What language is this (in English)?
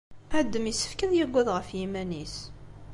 Kabyle